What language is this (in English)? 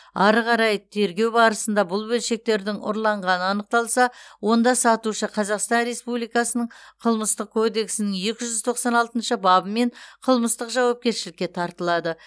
Kazakh